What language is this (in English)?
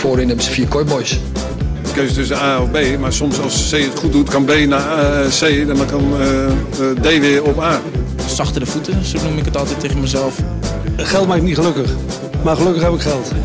Dutch